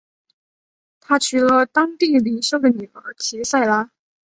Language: Chinese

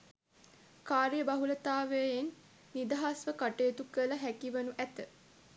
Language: Sinhala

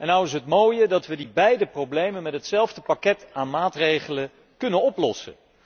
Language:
Dutch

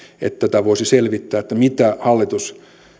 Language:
Finnish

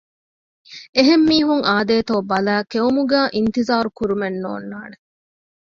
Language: Divehi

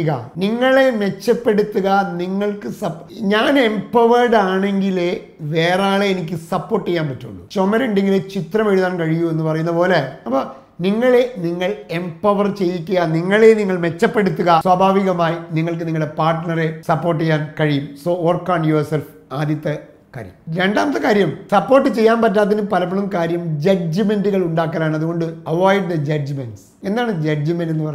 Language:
Malayalam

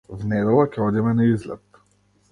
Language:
Macedonian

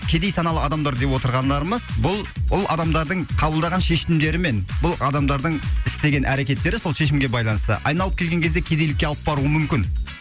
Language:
Kazakh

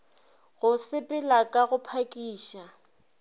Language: Northern Sotho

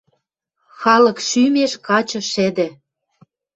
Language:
Western Mari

